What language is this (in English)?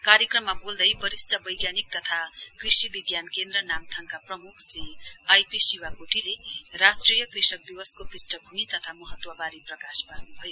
Nepali